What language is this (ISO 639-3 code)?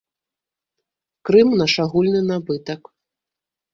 bel